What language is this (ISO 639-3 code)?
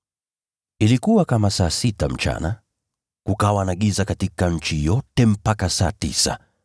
swa